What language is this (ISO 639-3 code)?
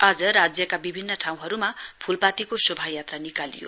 nep